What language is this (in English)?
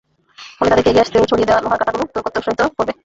Bangla